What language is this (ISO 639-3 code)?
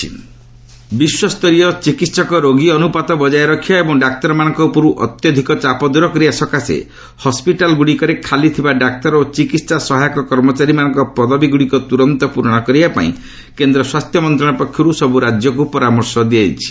ori